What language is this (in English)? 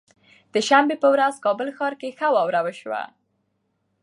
Pashto